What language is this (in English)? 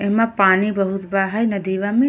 Bhojpuri